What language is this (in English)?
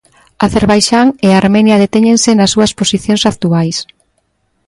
Galician